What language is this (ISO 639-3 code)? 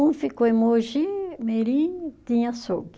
por